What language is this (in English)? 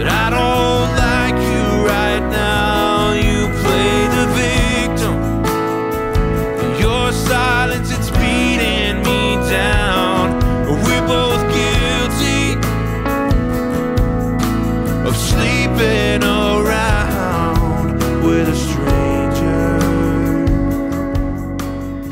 Korean